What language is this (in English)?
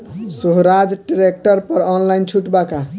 Bhojpuri